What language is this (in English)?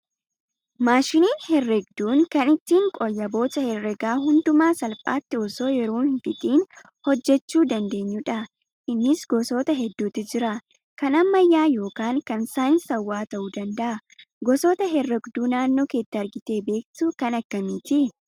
Oromo